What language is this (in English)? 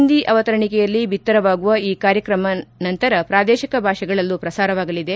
Kannada